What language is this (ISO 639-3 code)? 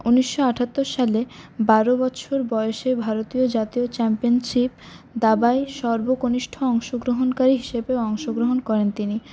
ben